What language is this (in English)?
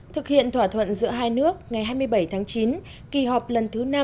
Vietnamese